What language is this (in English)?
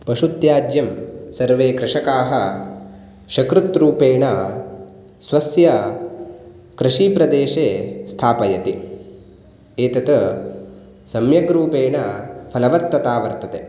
Sanskrit